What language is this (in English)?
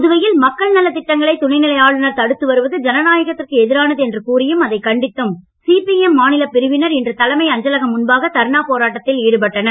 Tamil